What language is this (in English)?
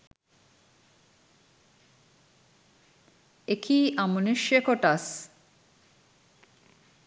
Sinhala